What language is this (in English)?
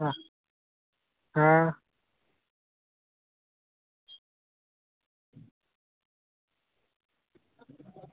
Dogri